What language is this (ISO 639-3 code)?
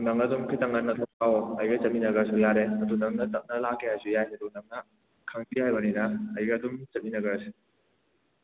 mni